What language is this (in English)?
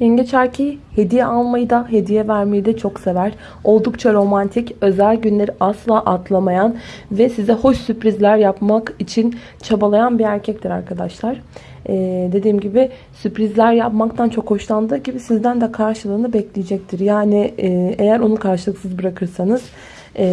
Turkish